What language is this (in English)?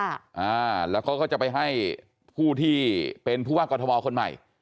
Thai